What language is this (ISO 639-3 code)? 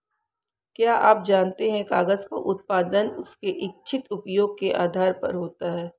hin